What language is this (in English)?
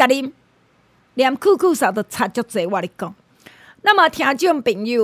Chinese